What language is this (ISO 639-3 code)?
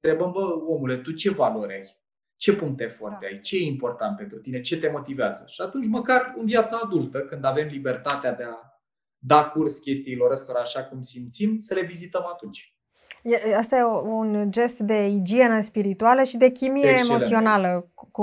ron